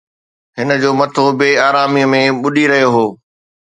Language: Sindhi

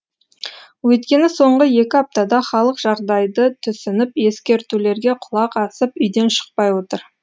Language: Kazakh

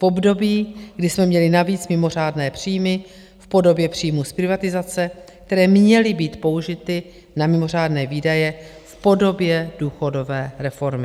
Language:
Czech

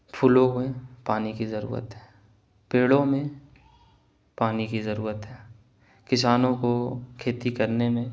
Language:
Urdu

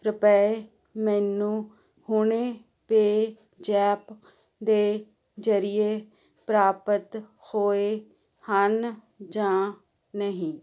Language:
Punjabi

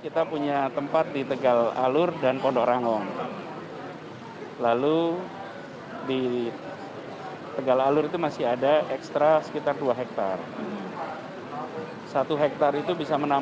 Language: Indonesian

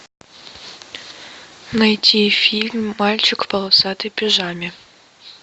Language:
Russian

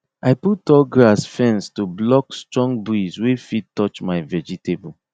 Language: Nigerian Pidgin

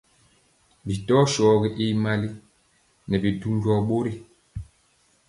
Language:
Mpiemo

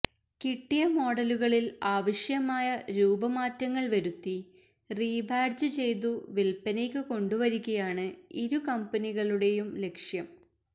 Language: Malayalam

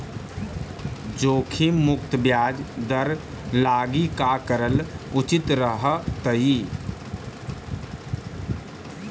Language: Magahi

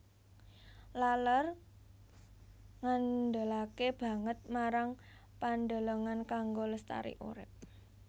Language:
Javanese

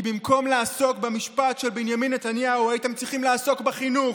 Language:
Hebrew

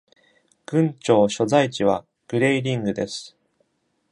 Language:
Japanese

